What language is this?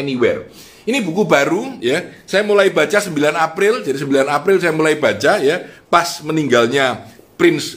Indonesian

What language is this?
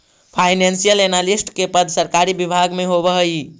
Magahi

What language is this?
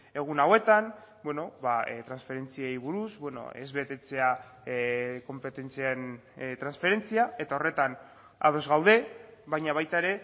Basque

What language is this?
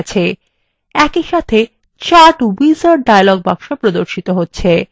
Bangla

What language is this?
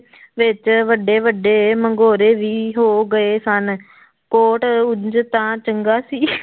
Punjabi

